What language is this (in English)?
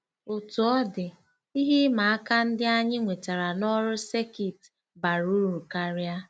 Igbo